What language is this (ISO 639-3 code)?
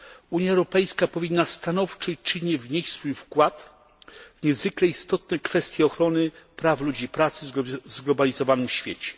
pol